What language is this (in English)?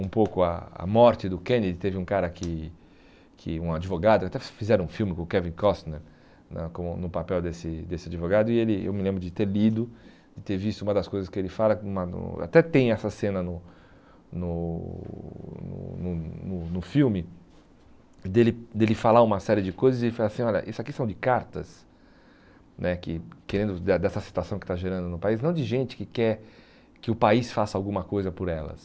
Portuguese